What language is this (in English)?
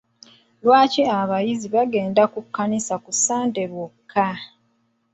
Ganda